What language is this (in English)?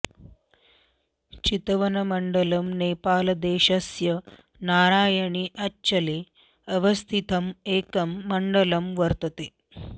Sanskrit